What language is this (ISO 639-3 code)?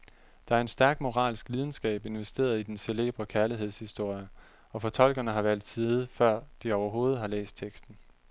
dan